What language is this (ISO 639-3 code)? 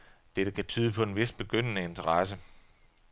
dan